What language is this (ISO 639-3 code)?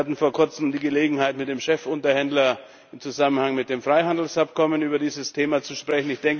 deu